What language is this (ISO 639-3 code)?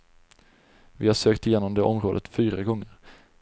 swe